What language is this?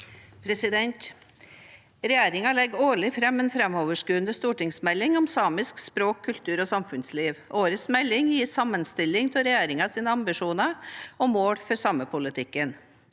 Norwegian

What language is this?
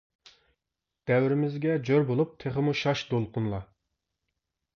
Uyghur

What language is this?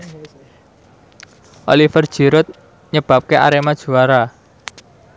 Javanese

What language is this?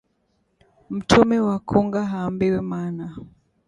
Swahili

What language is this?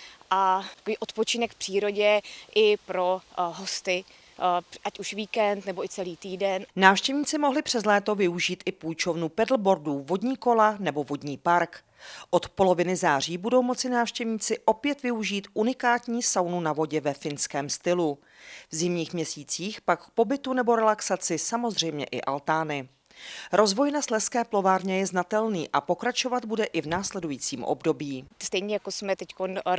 Czech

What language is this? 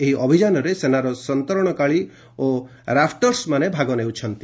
Odia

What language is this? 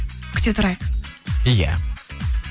Kazakh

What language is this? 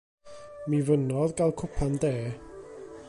Welsh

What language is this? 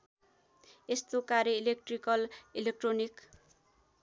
Nepali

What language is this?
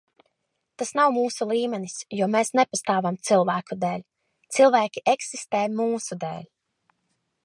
Latvian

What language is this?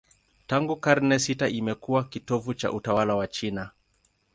Swahili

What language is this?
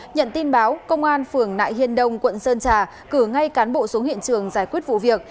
Vietnamese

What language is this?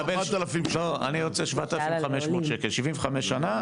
Hebrew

